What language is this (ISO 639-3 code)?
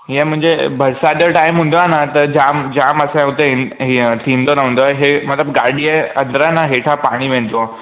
snd